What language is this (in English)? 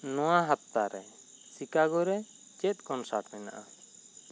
Santali